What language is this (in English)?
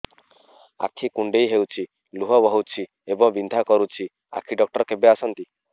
Odia